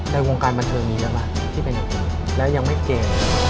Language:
Thai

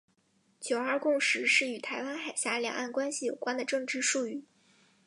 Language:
Chinese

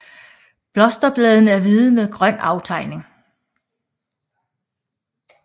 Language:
Danish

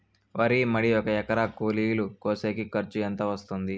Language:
Telugu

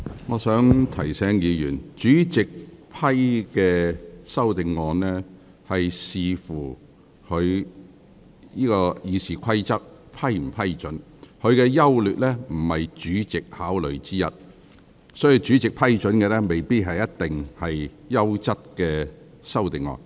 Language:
Cantonese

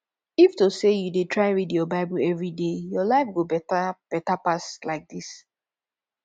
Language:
Nigerian Pidgin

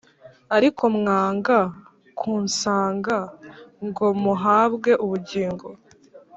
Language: Kinyarwanda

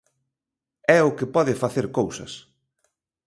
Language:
Galician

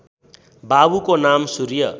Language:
Nepali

